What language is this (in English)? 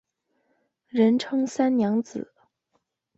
Chinese